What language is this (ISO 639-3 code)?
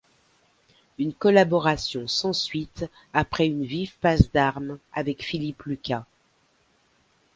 fra